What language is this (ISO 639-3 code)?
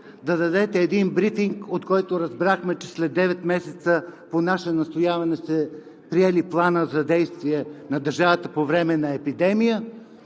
bul